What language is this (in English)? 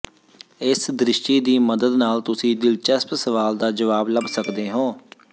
Punjabi